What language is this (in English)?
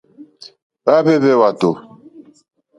Mokpwe